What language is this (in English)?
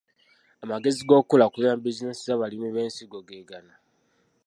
Ganda